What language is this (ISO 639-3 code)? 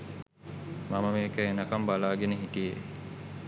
sin